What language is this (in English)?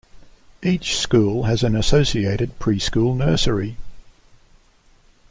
English